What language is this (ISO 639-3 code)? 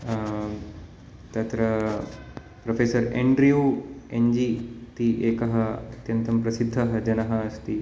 san